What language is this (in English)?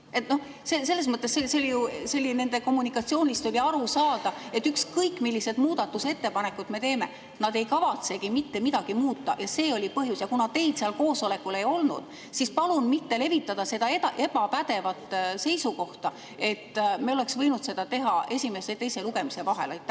Estonian